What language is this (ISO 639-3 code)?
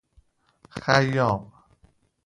fas